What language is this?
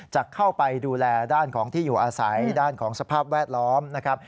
Thai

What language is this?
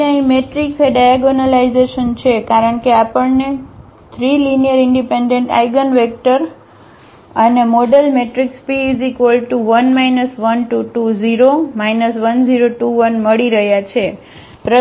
Gujarati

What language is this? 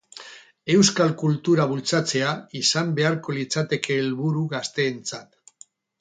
Basque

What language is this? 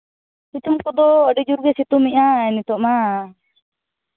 Santali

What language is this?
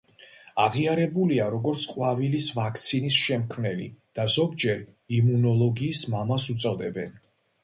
Georgian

